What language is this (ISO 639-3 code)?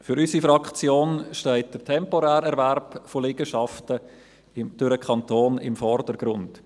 gsw